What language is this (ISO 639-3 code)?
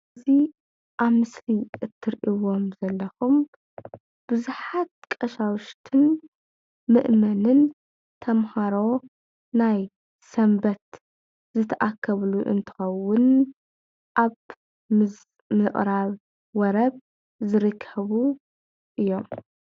tir